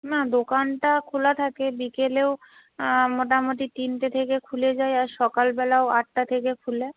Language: Bangla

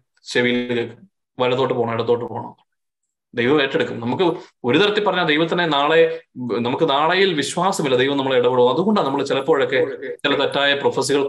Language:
Malayalam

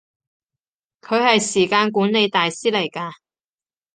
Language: Cantonese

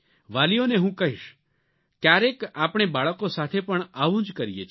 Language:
Gujarati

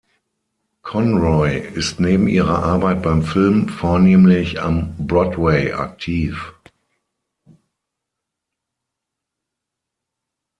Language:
German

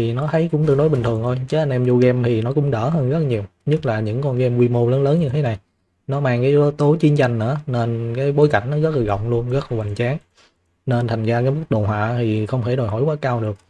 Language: Vietnamese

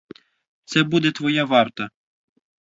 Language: Ukrainian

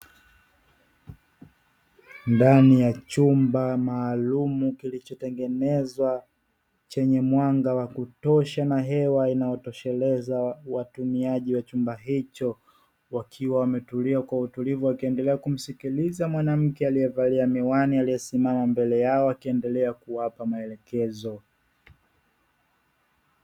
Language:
Swahili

